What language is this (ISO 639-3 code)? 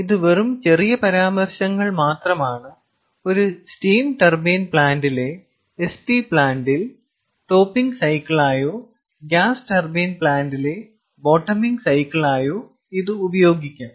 mal